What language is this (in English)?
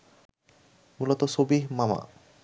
Bangla